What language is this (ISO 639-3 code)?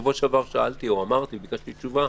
heb